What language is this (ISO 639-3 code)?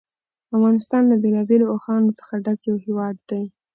pus